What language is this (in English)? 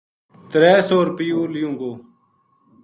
Gujari